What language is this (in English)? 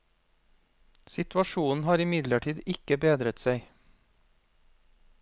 Norwegian